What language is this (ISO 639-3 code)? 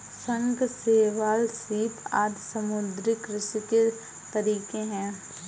hin